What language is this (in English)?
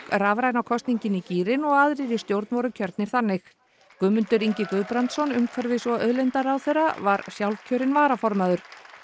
Icelandic